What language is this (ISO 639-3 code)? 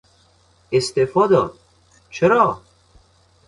fas